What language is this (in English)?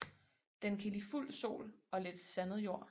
Danish